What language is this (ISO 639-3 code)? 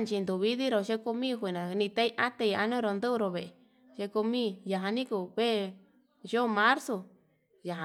mab